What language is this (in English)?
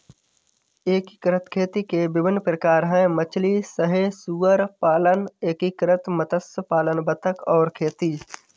Hindi